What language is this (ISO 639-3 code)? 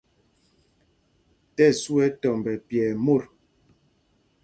mgg